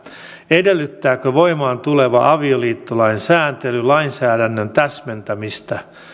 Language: Finnish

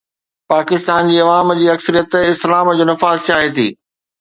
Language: Sindhi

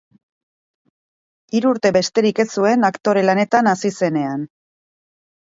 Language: Basque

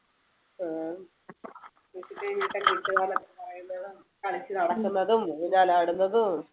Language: Malayalam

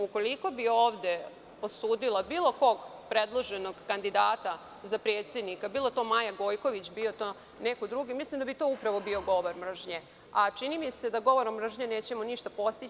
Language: Serbian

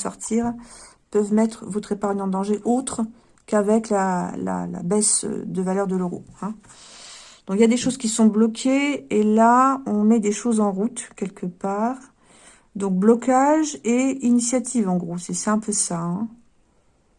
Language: French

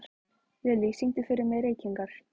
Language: Icelandic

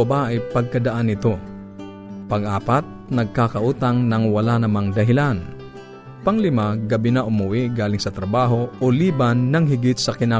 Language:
Filipino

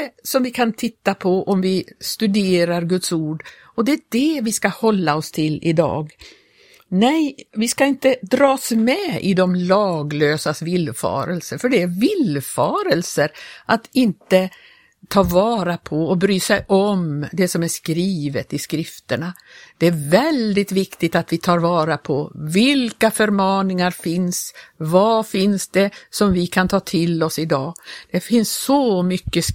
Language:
Swedish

